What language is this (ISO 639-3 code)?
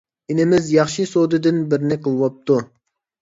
uig